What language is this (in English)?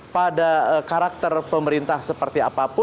Indonesian